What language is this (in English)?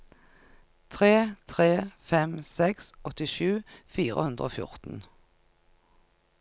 Norwegian